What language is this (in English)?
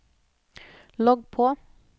Norwegian